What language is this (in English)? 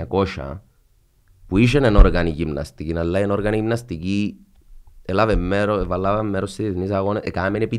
Greek